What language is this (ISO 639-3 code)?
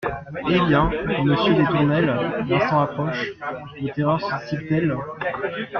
fra